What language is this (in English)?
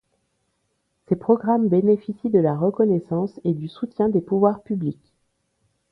French